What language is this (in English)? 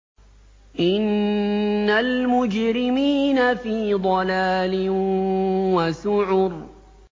Arabic